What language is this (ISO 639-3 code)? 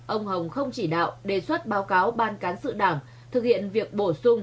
vie